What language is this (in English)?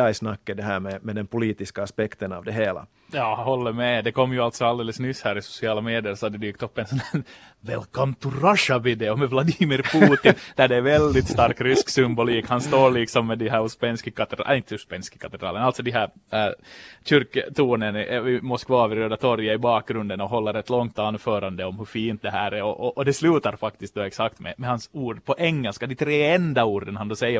Swedish